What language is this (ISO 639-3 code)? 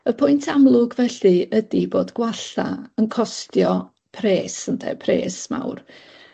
cym